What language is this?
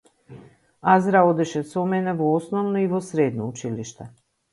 Macedonian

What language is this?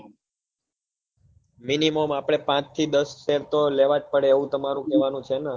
Gujarati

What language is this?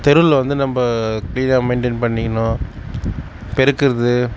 Tamil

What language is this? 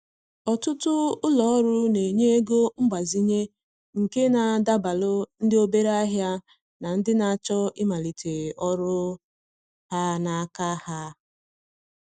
Igbo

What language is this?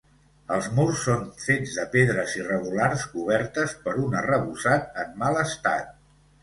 Catalan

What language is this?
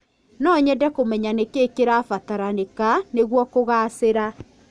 Kikuyu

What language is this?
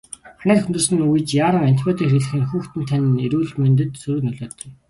Mongolian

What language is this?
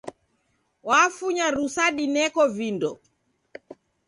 Taita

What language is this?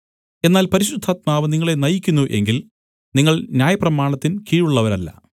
Malayalam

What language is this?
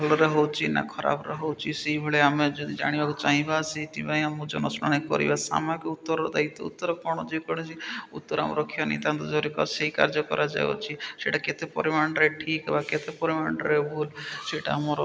Odia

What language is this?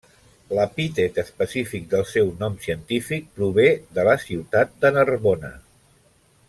Catalan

